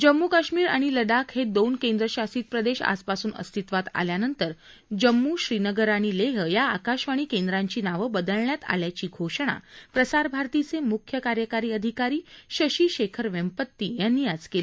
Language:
Marathi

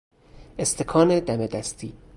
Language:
Persian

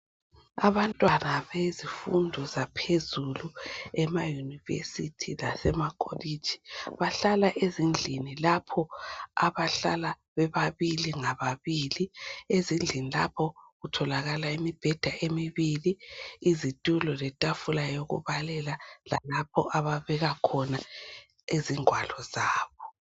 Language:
North Ndebele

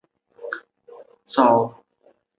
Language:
Chinese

